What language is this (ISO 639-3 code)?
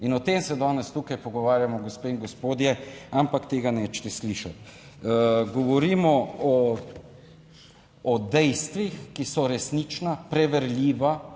slv